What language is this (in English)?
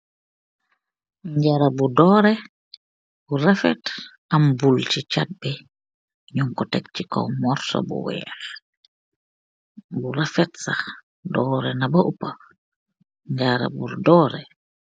Wolof